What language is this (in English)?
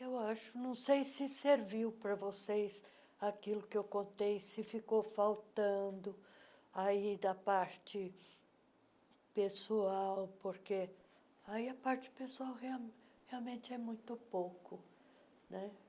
Portuguese